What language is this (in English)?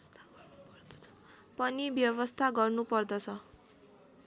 Nepali